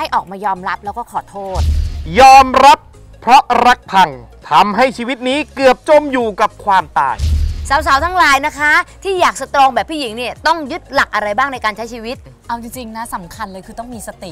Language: Thai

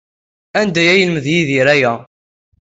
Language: Kabyle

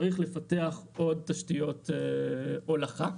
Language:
Hebrew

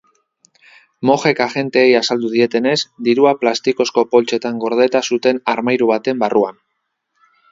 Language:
Basque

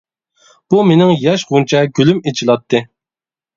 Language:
Uyghur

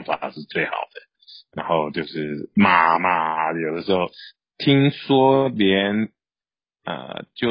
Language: Chinese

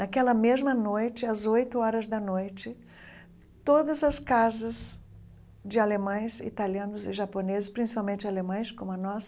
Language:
Portuguese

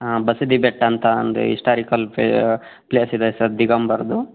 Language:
Kannada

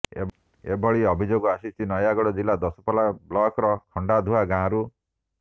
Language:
Odia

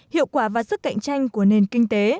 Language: Vietnamese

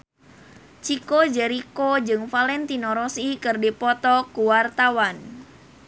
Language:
Sundanese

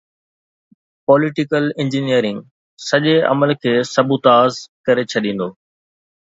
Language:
Sindhi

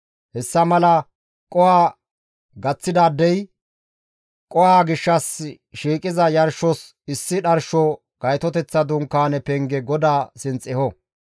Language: Gamo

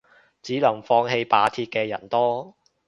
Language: Cantonese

